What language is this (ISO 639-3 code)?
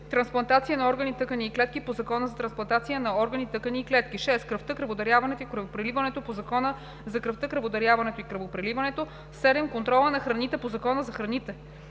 bul